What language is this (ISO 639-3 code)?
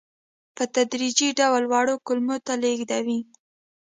pus